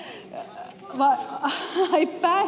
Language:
Finnish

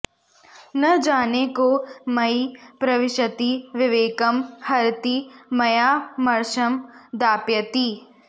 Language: Sanskrit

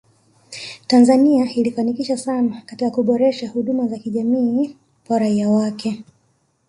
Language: Swahili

